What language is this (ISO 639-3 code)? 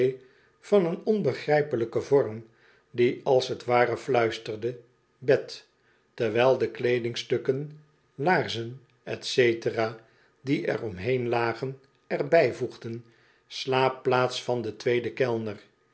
nld